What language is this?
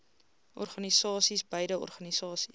Afrikaans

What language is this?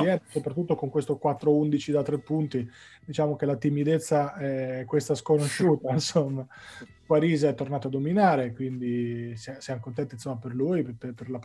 Italian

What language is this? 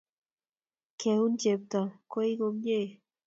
Kalenjin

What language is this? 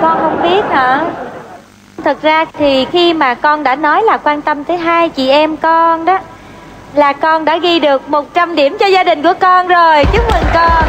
Vietnamese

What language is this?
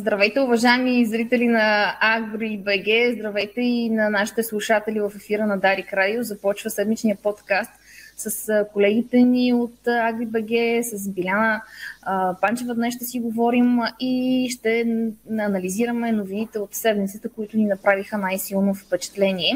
Bulgarian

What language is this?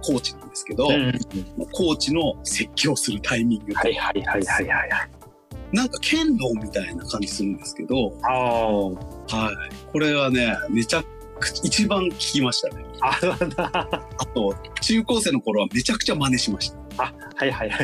Japanese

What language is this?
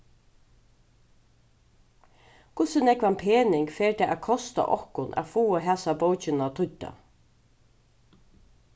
Faroese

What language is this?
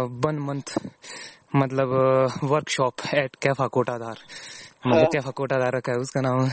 Hindi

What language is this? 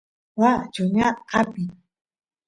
Santiago del Estero Quichua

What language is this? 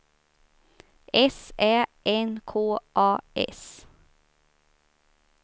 Swedish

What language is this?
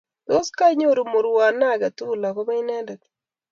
Kalenjin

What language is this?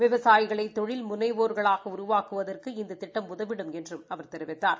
Tamil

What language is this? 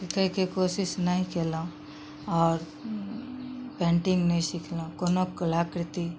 Maithili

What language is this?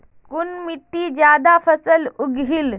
Magahi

